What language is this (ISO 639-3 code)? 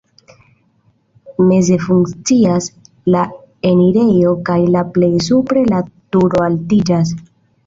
epo